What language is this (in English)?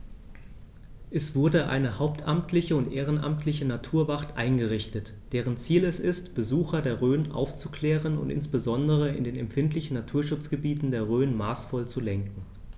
German